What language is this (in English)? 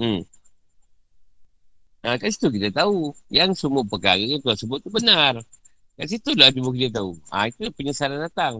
Malay